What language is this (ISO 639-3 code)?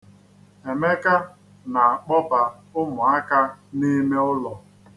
ibo